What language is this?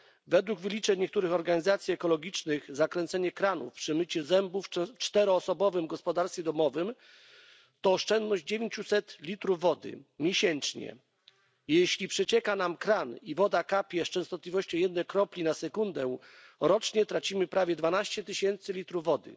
Polish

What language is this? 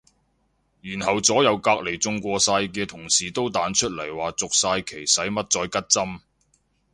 Cantonese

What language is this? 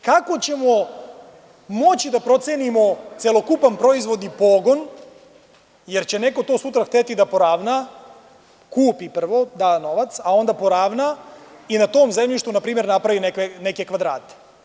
Serbian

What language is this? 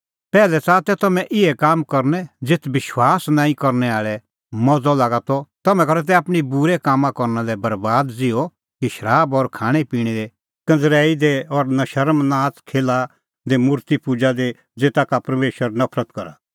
Kullu Pahari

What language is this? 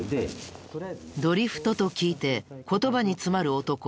Japanese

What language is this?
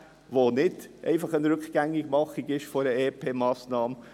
Swiss German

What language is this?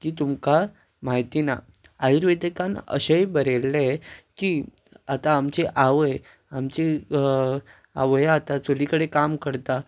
Konkani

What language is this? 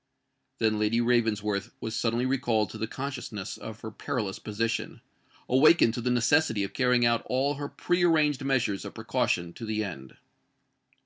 English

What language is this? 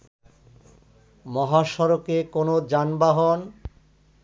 Bangla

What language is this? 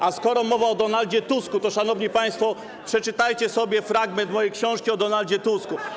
Polish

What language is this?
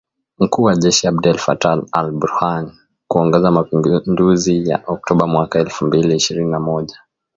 Swahili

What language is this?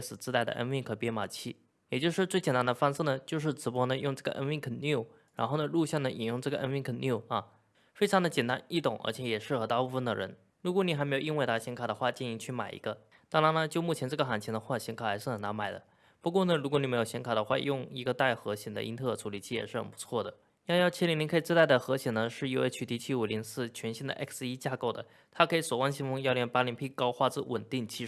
Chinese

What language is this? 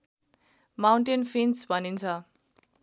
Nepali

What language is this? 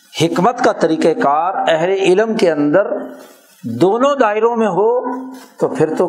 Urdu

